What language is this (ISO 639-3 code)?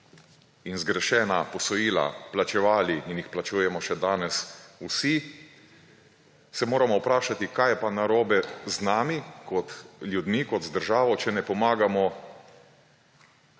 slv